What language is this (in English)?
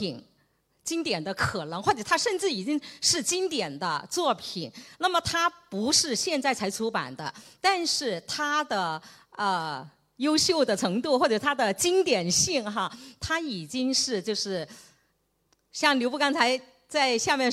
Chinese